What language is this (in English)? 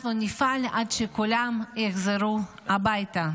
Hebrew